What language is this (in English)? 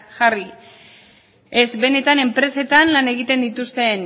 Basque